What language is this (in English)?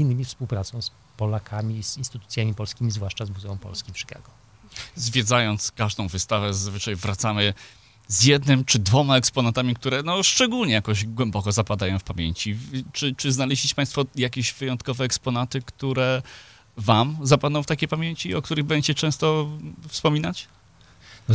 Polish